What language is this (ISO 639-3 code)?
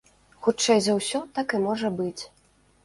bel